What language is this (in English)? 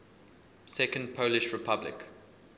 English